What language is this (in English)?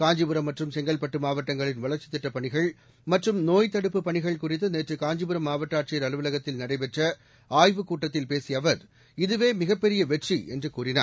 Tamil